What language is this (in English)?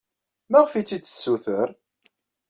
Kabyle